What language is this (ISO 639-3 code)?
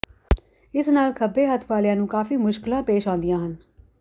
pan